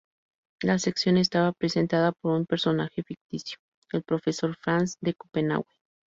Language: Spanish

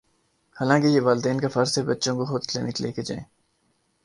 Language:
Urdu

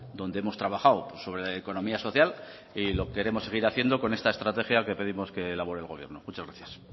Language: Spanish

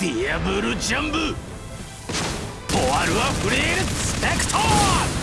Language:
Japanese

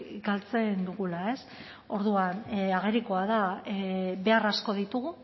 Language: Basque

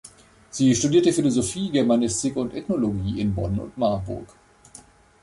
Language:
German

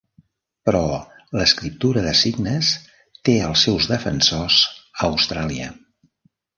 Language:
Catalan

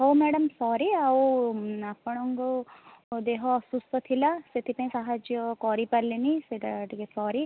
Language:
Odia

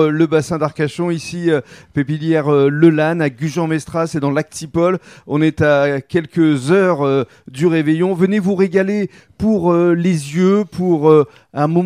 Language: French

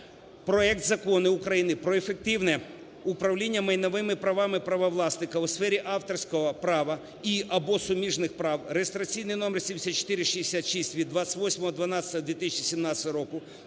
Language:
Ukrainian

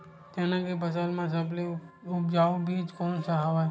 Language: Chhattisgarhi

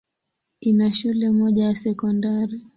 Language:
Swahili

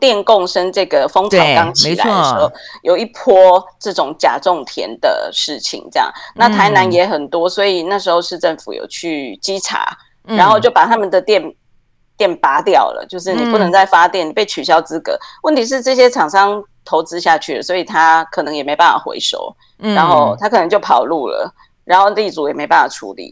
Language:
Chinese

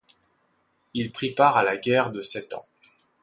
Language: French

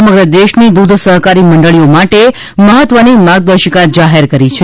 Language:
Gujarati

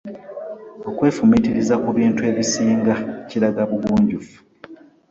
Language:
Ganda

